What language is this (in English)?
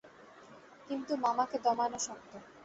Bangla